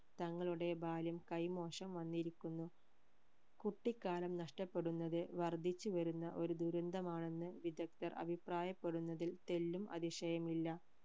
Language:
Malayalam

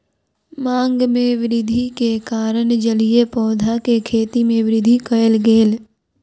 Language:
Maithili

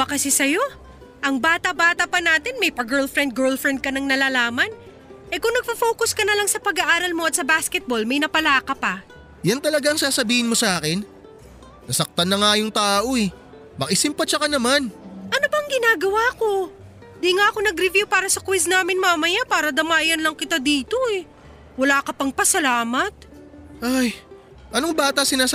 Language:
Filipino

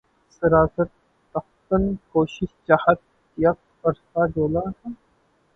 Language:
Urdu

